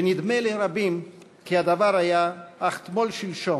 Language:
Hebrew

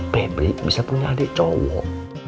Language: Indonesian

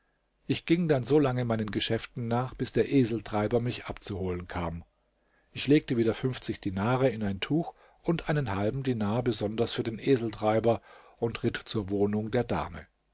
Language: German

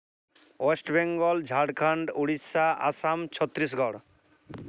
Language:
Santali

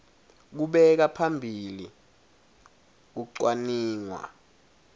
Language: Swati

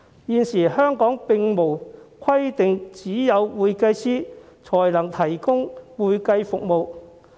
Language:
Cantonese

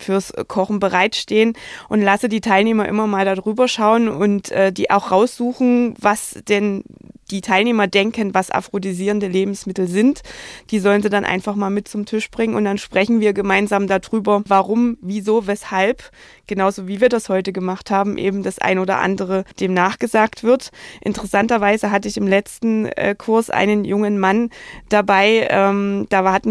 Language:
German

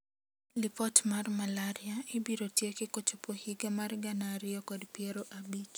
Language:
Luo (Kenya and Tanzania)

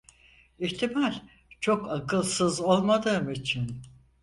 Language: Turkish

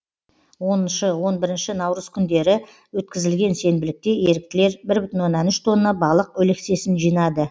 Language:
Kazakh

